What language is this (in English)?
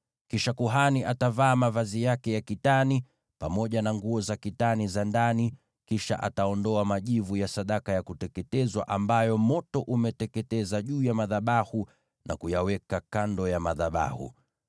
Swahili